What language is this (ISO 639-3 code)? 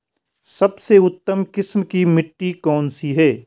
hin